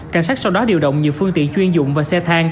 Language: Vietnamese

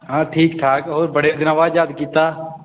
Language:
Punjabi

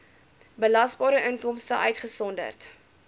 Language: Afrikaans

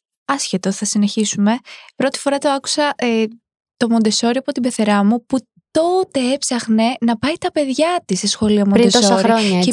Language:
Greek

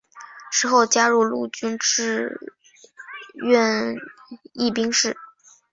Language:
Chinese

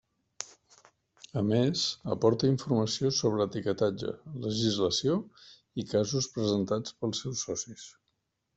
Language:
Catalan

